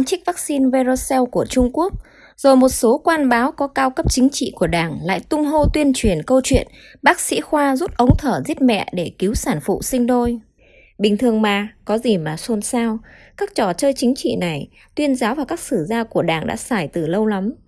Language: Vietnamese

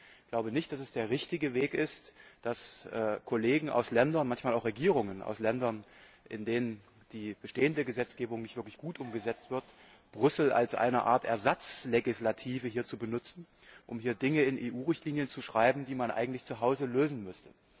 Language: German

